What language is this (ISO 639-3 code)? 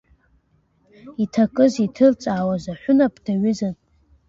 abk